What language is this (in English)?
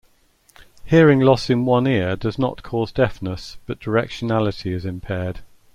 English